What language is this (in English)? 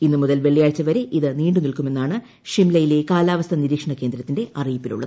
Malayalam